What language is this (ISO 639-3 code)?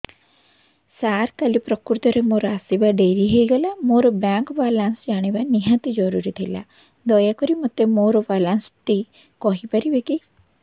ori